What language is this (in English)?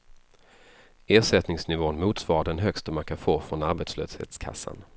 Swedish